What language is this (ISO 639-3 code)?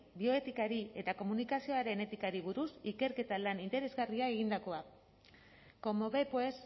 eus